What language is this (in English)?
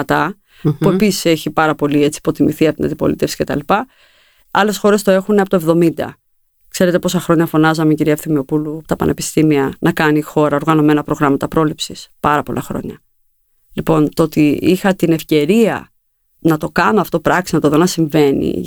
Greek